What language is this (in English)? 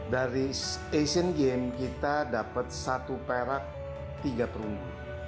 Indonesian